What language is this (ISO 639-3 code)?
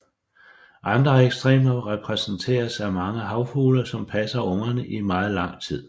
dan